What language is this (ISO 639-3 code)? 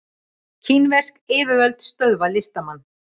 isl